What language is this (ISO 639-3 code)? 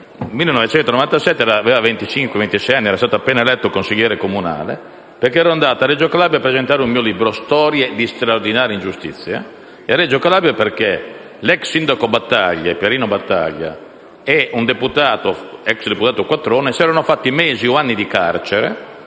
ita